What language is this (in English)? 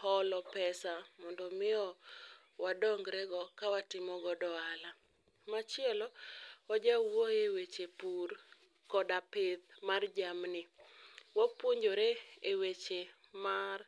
Luo (Kenya and Tanzania)